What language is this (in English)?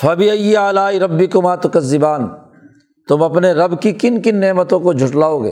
Urdu